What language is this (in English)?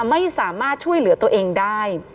Thai